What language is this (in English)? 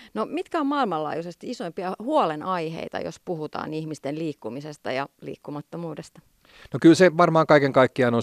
Finnish